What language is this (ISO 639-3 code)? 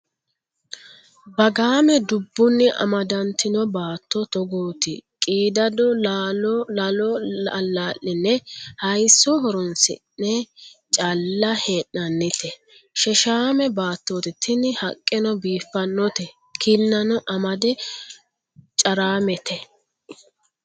sid